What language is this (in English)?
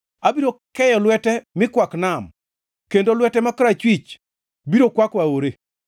Luo (Kenya and Tanzania)